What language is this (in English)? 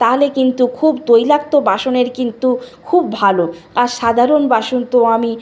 Bangla